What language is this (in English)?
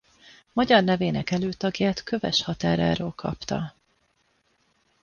Hungarian